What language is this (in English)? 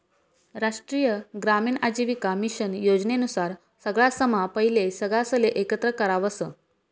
Marathi